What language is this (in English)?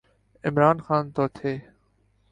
Urdu